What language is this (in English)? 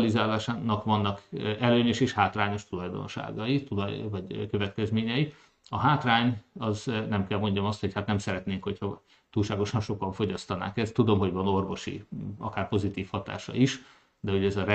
Hungarian